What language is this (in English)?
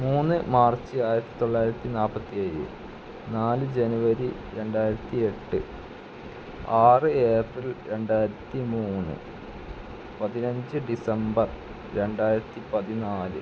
Malayalam